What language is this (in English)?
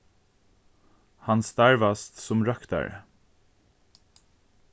Faroese